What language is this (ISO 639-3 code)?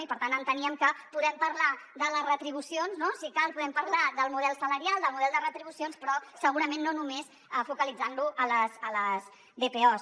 cat